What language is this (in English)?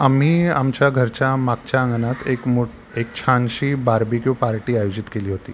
Marathi